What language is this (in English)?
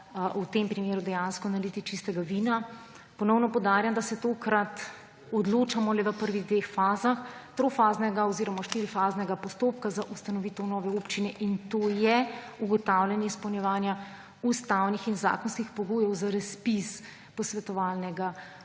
Slovenian